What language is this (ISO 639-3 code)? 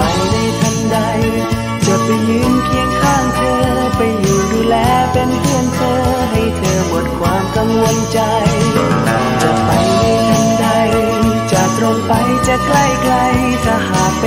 tha